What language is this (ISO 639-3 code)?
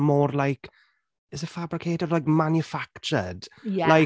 cym